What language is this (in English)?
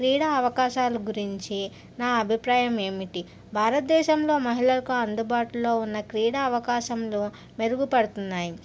Telugu